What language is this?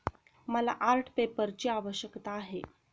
Marathi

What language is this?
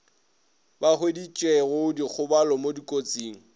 Northern Sotho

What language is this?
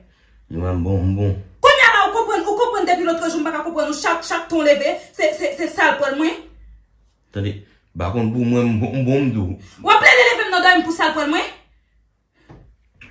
French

